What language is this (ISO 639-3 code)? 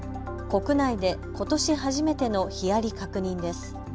jpn